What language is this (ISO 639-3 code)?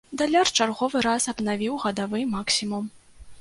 bel